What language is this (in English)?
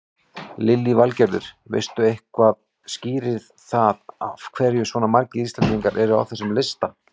Icelandic